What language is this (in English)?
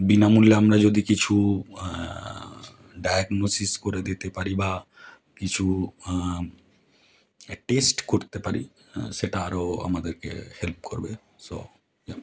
Bangla